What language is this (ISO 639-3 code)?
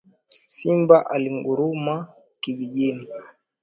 swa